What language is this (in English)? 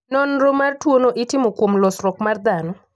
Luo (Kenya and Tanzania)